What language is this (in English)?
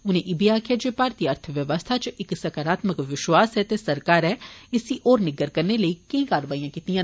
Dogri